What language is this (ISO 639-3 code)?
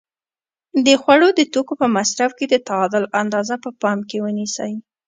pus